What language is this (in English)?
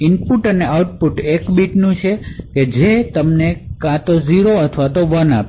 Gujarati